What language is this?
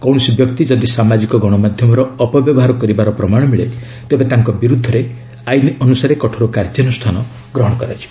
Odia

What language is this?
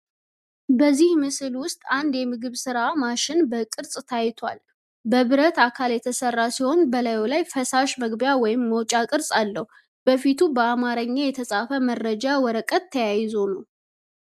Amharic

